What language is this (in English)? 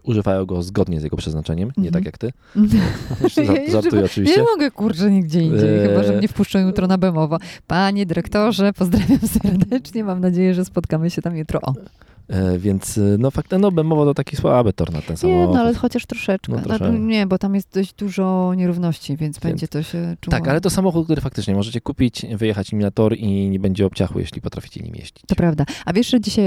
Polish